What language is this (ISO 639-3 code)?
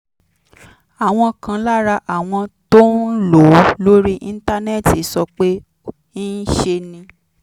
yor